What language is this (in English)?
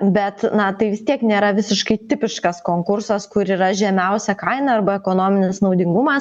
Lithuanian